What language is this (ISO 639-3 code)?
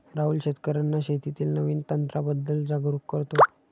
mar